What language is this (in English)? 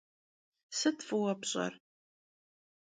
Kabardian